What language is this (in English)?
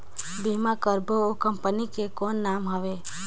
Chhattisgarhi